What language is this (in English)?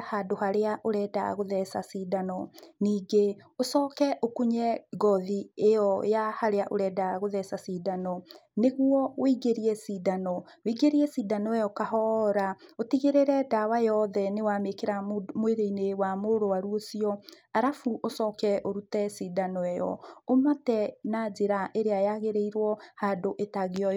Kikuyu